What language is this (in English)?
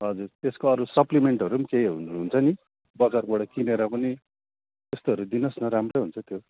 Nepali